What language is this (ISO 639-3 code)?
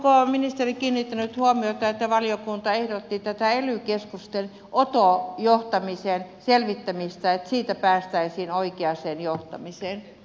fin